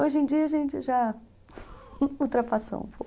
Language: Portuguese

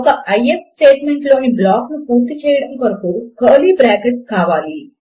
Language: Telugu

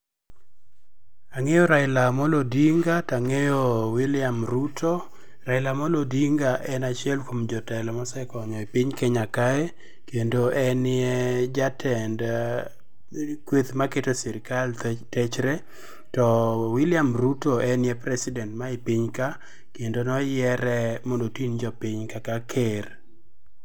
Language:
Luo (Kenya and Tanzania)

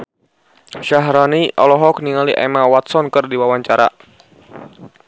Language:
Sundanese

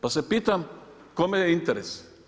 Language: Croatian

